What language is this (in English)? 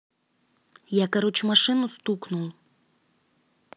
Russian